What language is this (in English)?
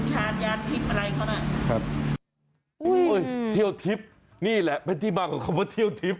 Thai